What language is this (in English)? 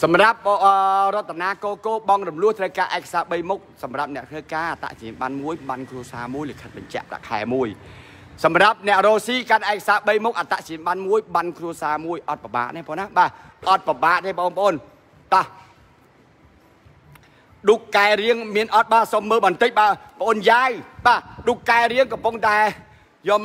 Thai